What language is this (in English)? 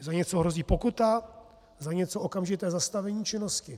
Czech